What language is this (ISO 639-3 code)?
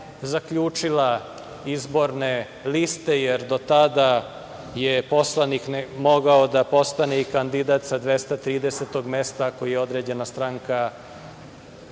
srp